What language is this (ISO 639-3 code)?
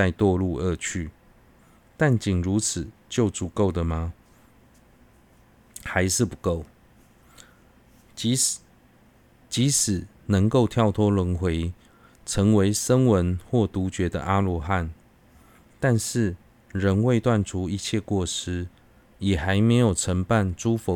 zho